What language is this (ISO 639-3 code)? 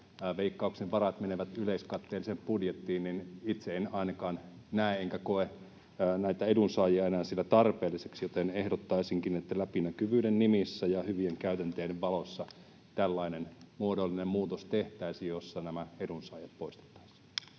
fin